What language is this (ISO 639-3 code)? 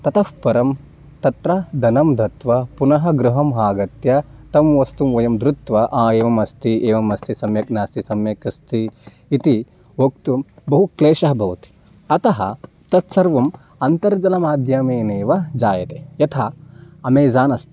san